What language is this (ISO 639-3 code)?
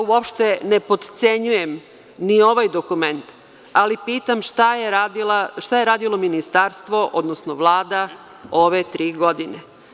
srp